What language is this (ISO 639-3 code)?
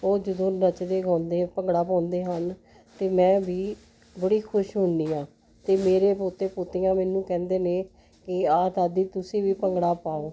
pan